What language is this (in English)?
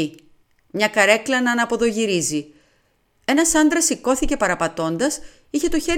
Greek